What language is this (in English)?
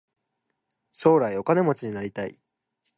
Japanese